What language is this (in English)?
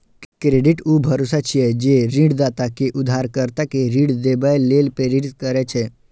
Maithili